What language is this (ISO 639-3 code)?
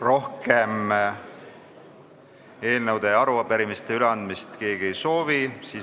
est